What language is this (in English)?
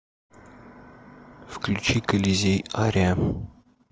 Russian